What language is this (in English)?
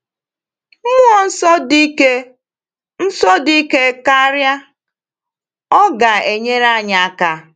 Igbo